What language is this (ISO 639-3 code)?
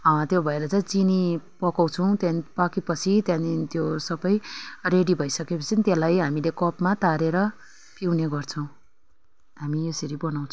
nep